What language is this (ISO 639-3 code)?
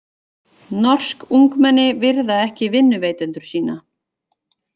isl